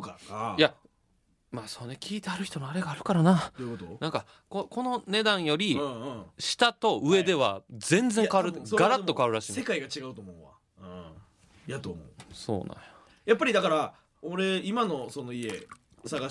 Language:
Japanese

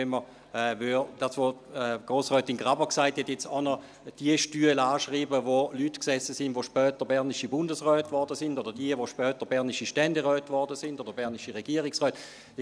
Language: Swiss German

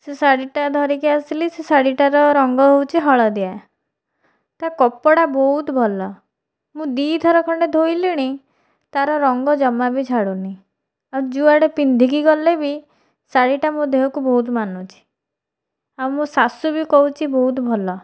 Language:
Odia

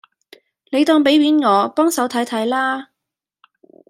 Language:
Cantonese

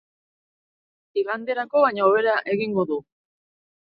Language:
Basque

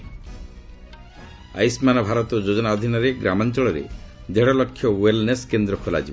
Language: Odia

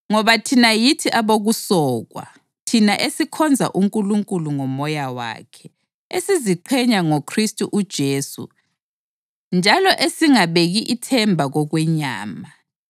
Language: North Ndebele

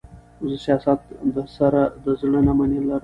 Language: Pashto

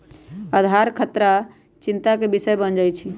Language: Magahi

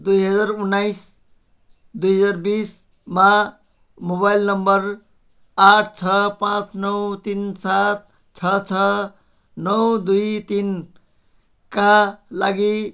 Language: Nepali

